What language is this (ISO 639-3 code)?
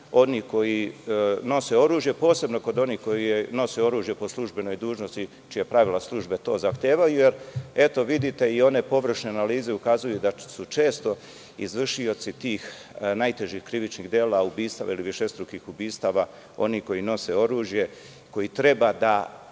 srp